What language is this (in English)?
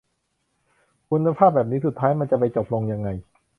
Thai